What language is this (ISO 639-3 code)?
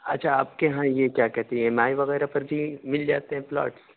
urd